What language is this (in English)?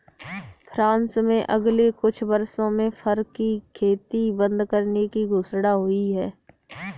Hindi